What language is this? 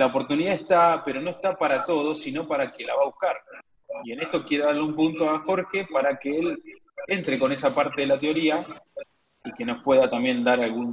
Spanish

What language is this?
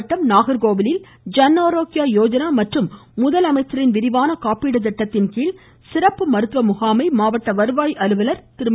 Tamil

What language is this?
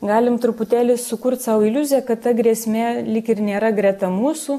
Lithuanian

